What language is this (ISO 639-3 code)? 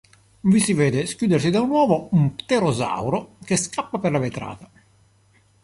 ita